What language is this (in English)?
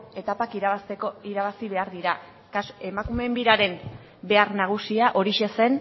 Basque